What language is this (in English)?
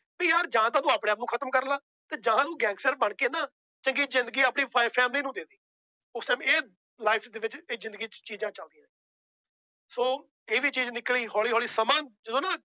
Punjabi